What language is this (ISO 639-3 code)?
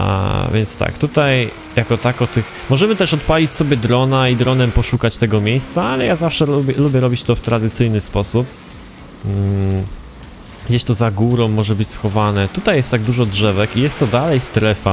pol